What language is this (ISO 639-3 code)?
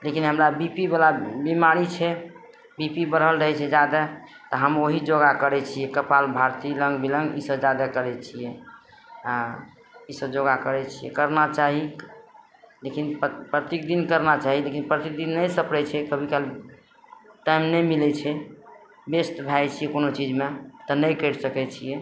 mai